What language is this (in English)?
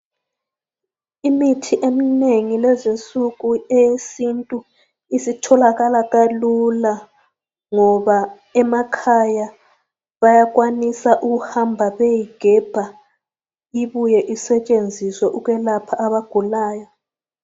North Ndebele